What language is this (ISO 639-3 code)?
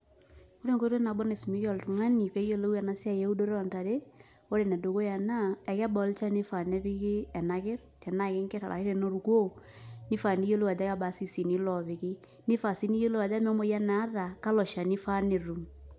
mas